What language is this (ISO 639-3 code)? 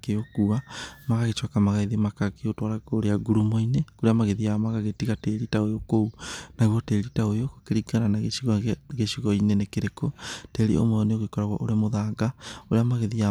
kik